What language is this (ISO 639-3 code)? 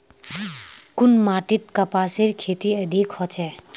mag